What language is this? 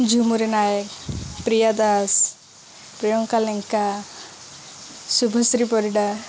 Odia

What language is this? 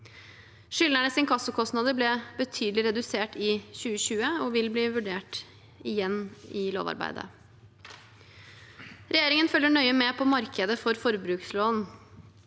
Norwegian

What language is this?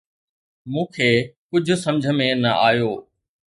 Sindhi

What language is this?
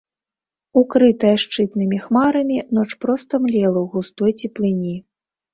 Belarusian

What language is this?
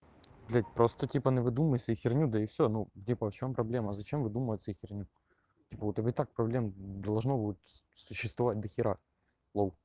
Russian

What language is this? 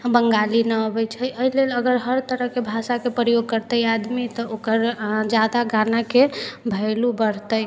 Maithili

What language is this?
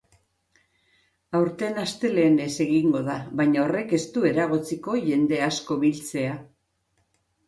Basque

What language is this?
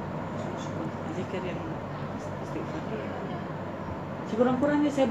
Malay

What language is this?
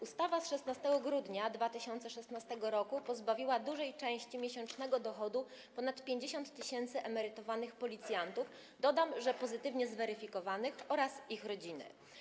Polish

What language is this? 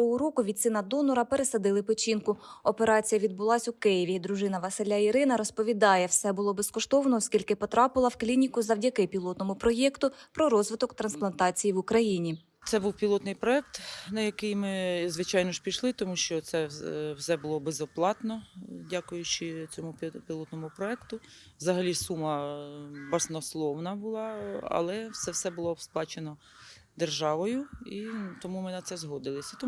Ukrainian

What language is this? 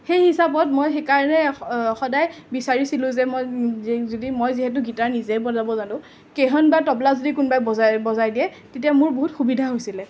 Assamese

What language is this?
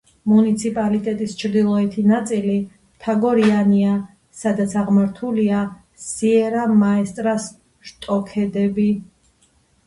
Georgian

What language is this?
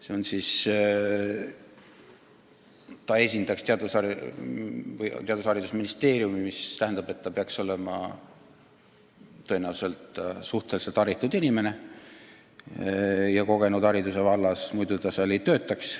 Estonian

